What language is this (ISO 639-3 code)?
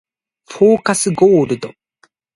jpn